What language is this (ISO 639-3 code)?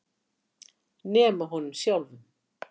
isl